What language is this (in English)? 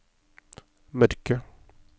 Norwegian